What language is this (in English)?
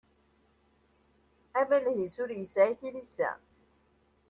Kabyle